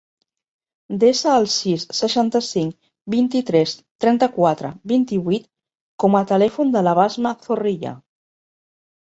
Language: Catalan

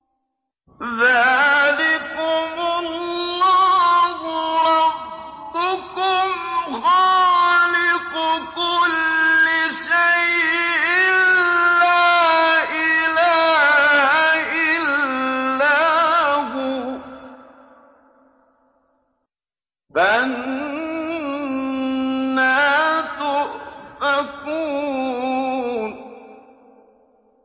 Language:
Arabic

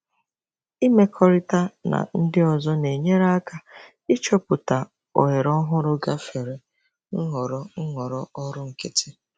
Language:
Igbo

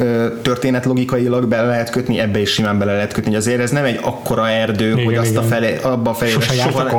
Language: Hungarian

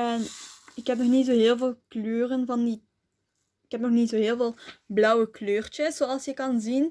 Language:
Dutch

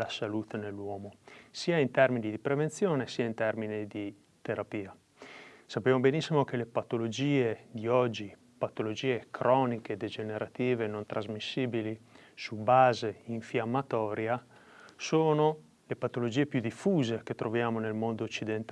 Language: Italian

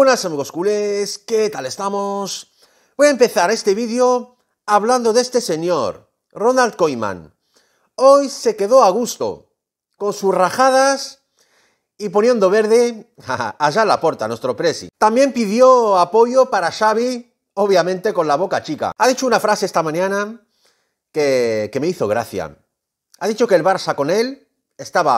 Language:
Spanish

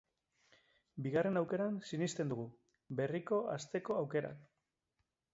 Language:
Basque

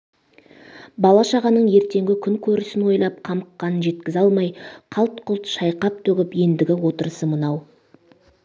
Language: Kazakh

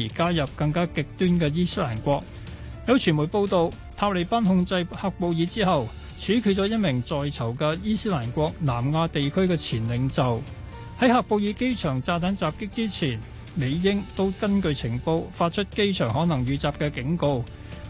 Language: Chinese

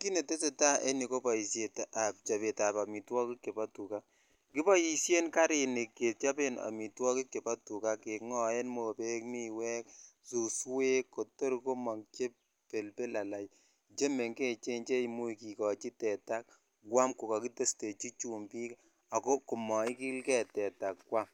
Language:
Kalenjin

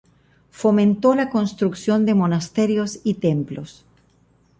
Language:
Spanish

